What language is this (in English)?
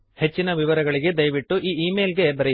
Kannada